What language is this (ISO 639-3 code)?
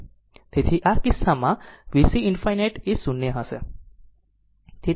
guj